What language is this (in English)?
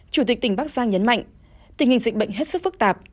Vietnamese